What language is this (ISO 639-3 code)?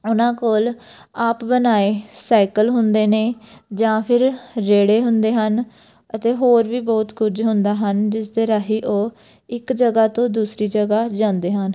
pan